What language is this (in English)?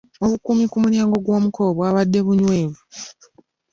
Ganda